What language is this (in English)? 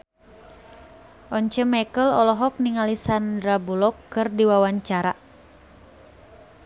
Sundanese